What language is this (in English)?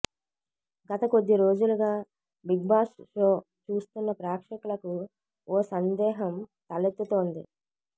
Telugu